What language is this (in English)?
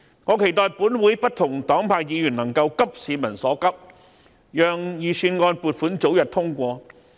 Cantonese